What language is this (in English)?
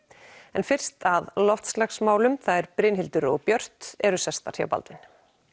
Icelandic